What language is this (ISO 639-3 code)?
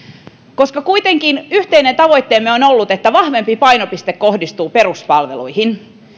fin